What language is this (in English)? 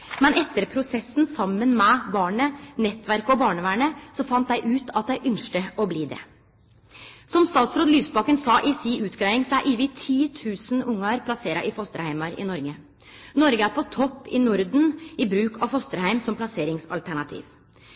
Norwegian Nynorsk